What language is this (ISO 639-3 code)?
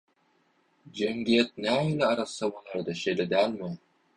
tuk